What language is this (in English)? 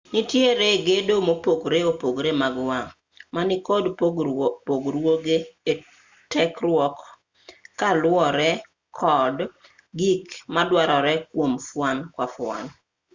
Luo (Kenya and Tanzania)